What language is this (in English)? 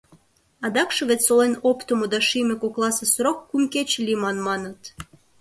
Mari